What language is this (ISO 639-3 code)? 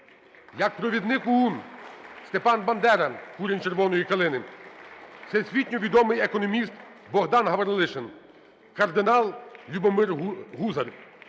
ukr